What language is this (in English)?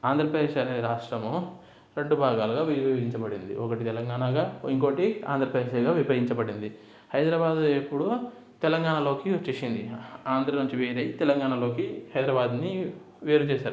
Telugu